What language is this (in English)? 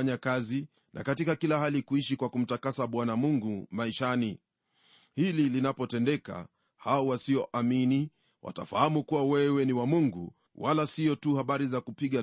Swahili